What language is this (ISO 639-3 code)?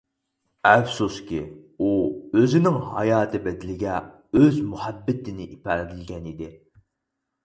uig